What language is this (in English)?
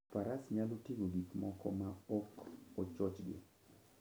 Luo (Kenya and Tanzania)